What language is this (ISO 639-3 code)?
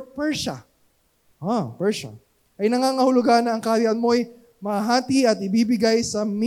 fil